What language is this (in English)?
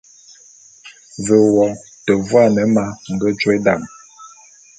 Bulu